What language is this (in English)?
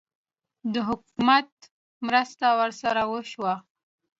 Pashto